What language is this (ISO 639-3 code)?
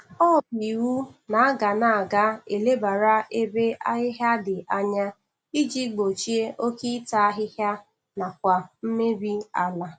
ibo